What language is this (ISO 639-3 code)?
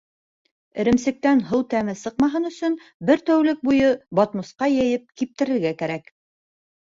bak